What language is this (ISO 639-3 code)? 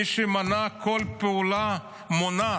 heb